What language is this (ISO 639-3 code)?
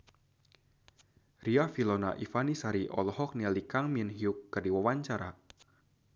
sun